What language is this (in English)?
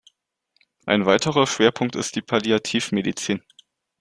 German